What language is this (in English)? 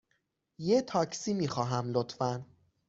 Persian